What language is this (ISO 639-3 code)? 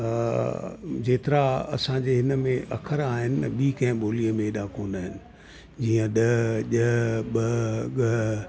snd